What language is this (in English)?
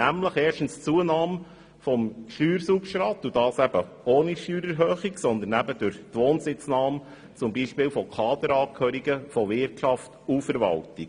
Swiss German